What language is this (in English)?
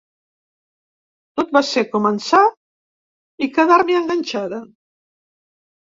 Catalan